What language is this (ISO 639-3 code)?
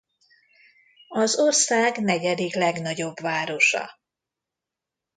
hun